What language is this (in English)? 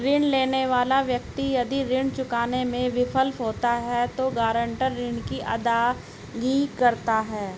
Hindi